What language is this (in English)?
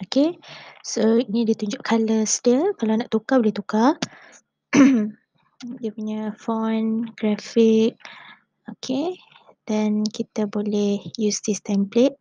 Malay